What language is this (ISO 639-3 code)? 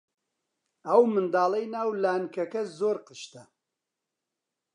ckb